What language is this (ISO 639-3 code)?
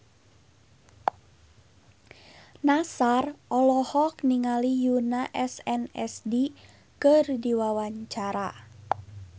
sun